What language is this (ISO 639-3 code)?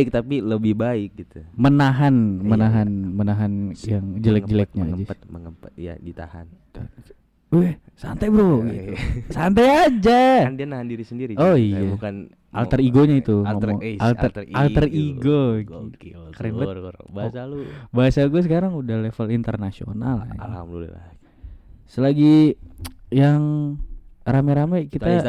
ind